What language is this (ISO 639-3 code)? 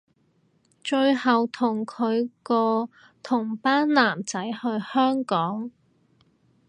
yue